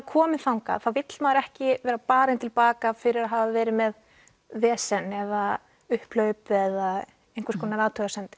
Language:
Icelandic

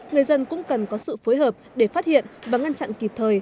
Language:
Vietnamese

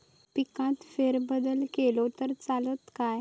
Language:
Marathi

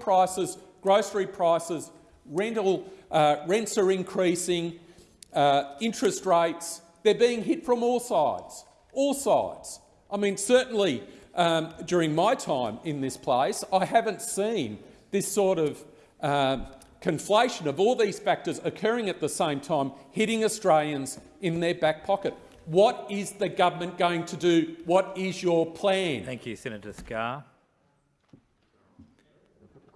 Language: English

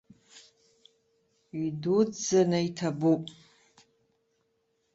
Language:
Abkhazian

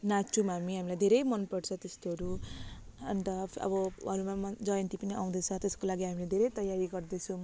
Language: Nepali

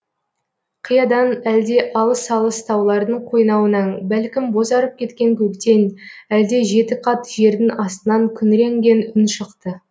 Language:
Kazakh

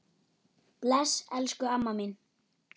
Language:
Icelandic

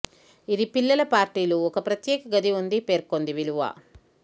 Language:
Telugu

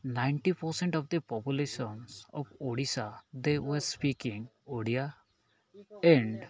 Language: Odia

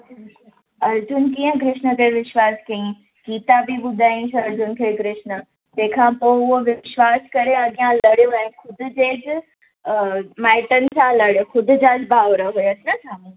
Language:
Sindhi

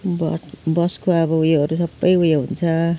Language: Nepali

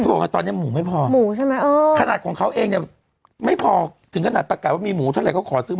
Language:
Thai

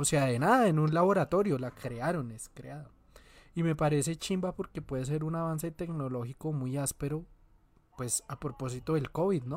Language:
Spanish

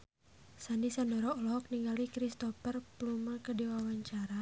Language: Sundanese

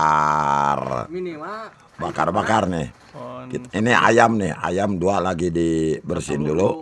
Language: Indonesian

